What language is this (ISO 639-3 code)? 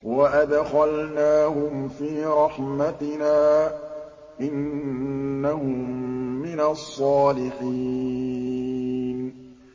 ara